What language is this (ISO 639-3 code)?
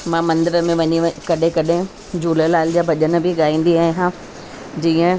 snd